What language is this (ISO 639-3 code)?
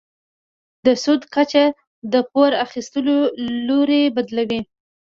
pus